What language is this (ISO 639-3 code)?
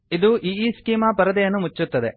kan